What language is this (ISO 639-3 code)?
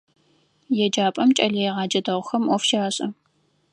ady